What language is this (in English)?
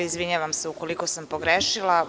Serbian